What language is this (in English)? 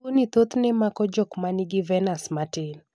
Luo (Kenya and Tanzania)